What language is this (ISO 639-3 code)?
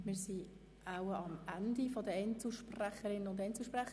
gsw